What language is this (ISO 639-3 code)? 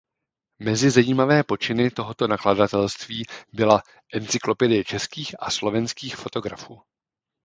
ces